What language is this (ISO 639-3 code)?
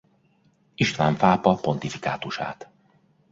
hun